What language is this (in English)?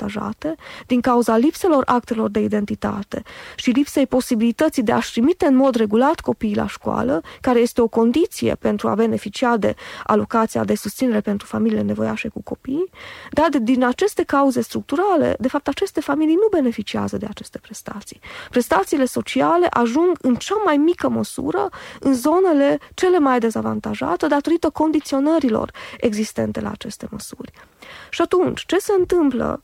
Romanian